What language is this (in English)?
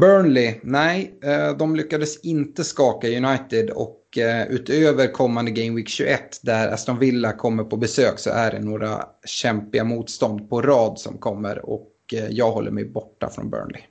Swedish